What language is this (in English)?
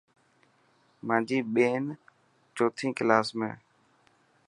Dhatki